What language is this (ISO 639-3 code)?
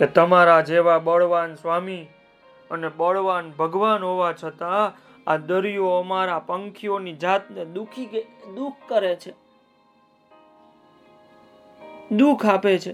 guj